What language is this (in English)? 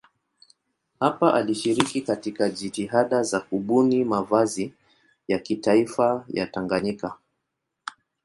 Swahili